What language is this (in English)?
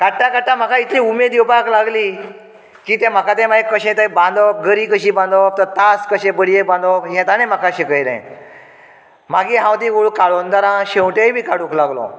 Konkani